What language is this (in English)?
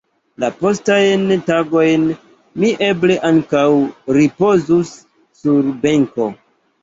Esperanto